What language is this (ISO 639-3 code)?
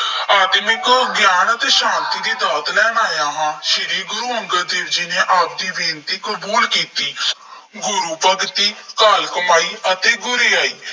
pan